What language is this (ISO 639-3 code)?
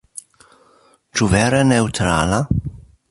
epo